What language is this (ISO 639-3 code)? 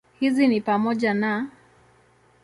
swa